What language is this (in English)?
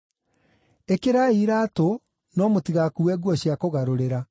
Kikuyu